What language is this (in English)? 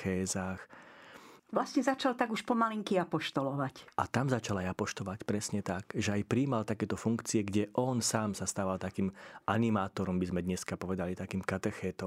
Slovak